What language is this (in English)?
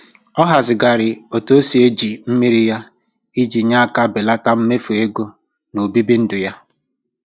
Igbo